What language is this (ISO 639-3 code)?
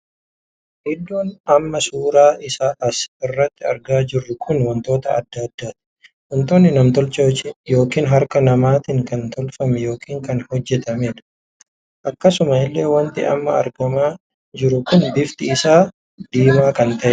orm